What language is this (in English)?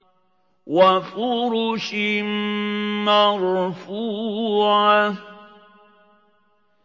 Arabic